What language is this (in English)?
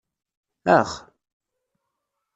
Kabyle